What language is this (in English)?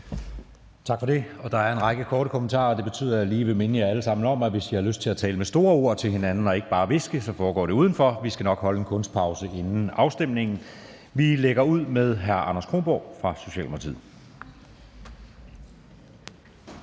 Danish